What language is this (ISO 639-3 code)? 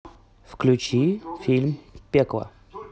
rus